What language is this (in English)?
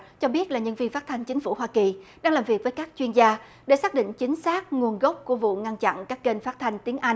Vietnamese